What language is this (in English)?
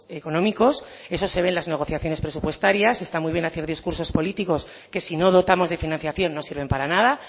Spanish